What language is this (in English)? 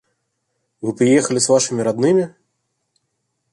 Russian